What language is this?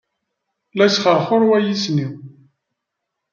Kabyle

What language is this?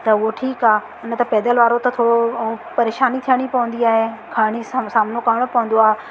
Sindhi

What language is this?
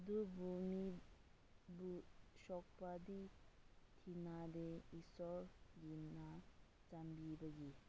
Manipuri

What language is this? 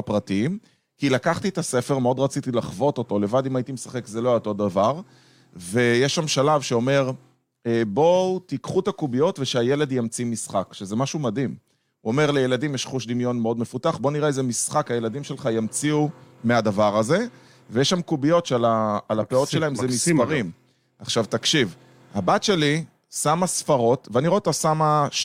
Hebrew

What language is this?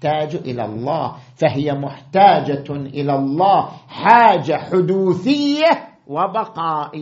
Arabic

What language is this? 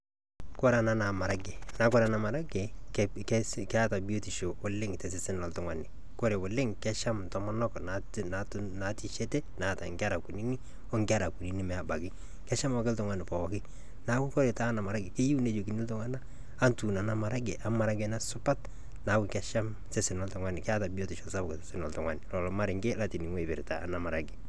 Masai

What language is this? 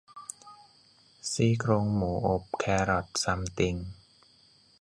Thai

